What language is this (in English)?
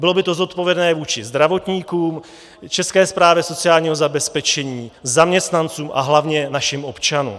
Czech